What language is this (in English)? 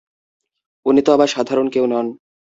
Bangla